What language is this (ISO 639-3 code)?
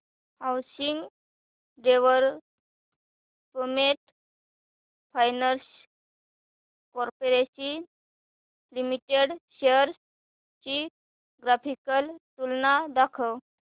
mar